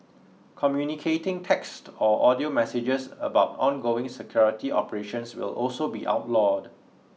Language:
English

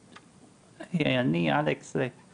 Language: Hebrew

